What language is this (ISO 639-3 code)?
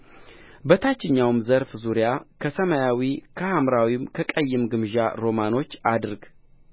amh